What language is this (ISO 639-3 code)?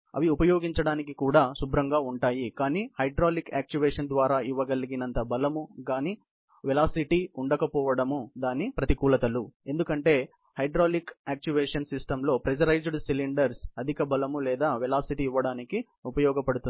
tel